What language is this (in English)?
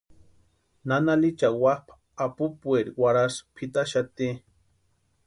Western Highland Purepecha